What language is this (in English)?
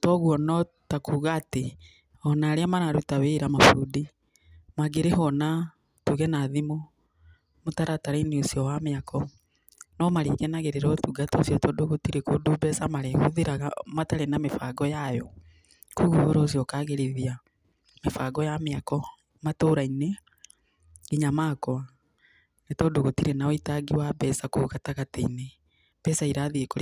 Kikuyu